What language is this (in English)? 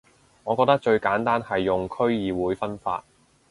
Cantonese